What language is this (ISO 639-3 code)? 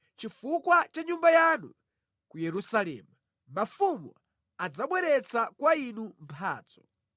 nya